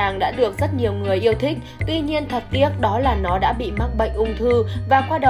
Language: Vietnamese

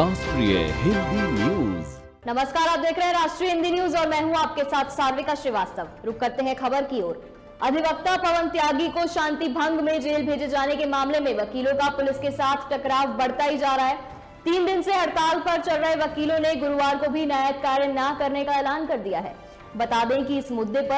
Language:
Hindi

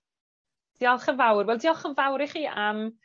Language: Welsh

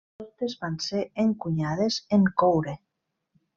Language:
Catalan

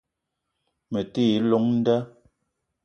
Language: Eton (Cameroon)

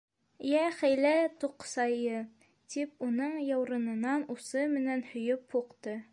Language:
Bashkir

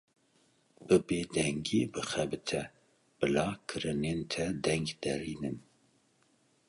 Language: Kurdish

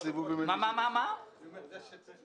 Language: Hebrew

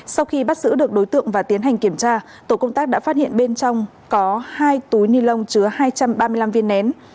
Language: Vietnamese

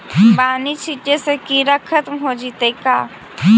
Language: Magahi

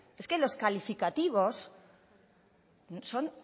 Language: Spanish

